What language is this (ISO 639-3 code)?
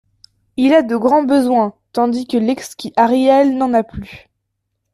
fra